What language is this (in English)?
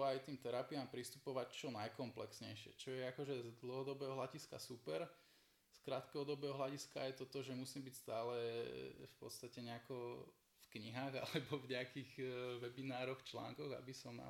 Slovak